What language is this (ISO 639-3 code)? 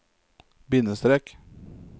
nor